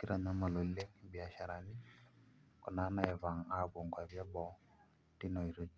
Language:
Masai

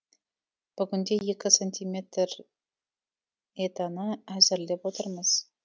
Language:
Kazakh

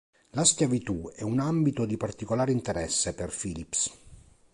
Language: Italian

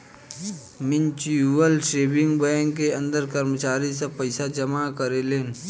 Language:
Bhojpuri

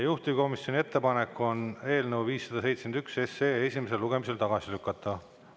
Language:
Estonian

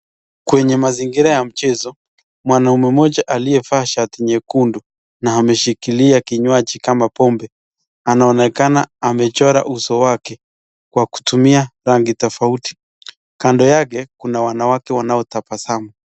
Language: Swahili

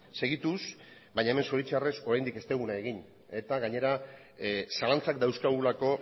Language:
Basque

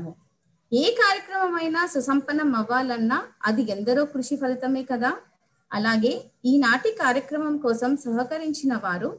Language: Telugu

